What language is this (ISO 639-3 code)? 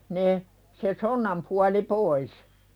fin